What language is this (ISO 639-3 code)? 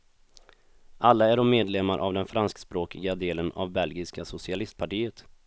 swe